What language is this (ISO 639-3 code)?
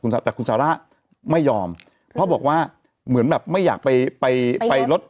tha